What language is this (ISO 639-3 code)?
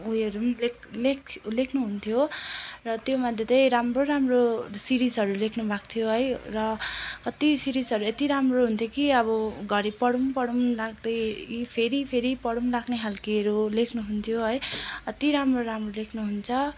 nep